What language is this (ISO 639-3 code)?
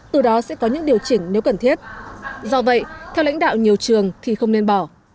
vie